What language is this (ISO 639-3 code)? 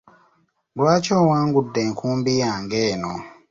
lug